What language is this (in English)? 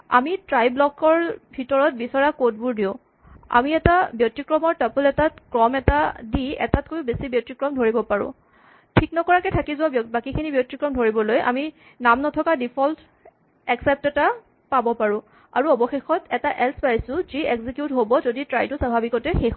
Assamese